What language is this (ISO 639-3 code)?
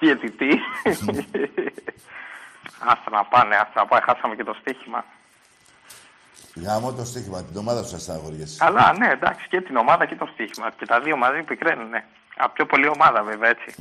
ell